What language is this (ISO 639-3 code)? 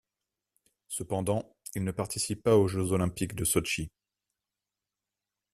fra